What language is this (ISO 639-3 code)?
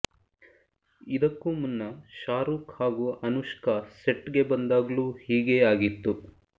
kan